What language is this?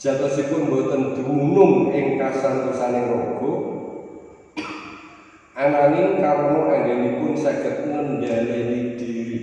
Indonesian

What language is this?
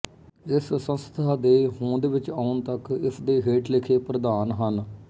Punjabi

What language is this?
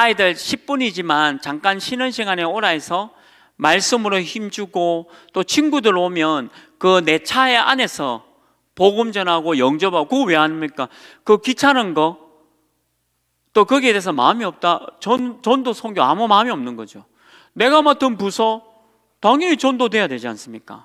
Korean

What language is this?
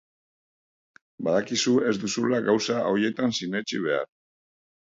Basque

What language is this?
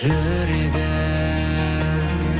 Kazakh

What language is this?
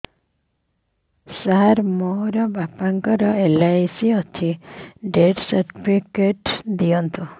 Odia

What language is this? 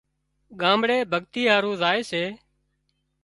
Wadiyara Koli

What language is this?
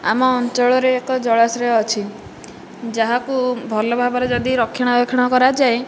Odia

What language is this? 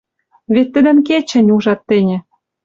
Western Mari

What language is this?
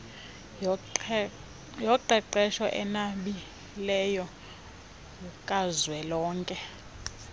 Xhosa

